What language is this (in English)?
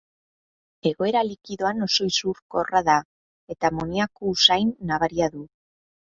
Basque